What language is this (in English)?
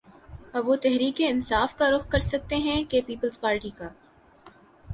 Urdu